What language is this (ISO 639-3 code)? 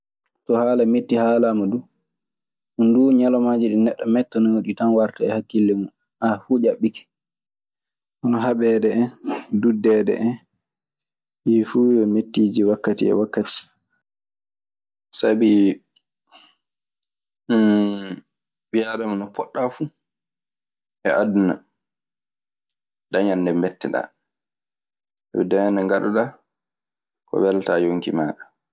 ffm